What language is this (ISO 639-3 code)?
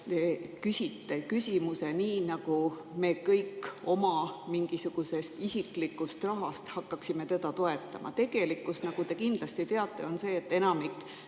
est